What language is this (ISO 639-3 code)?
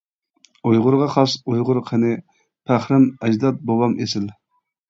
uig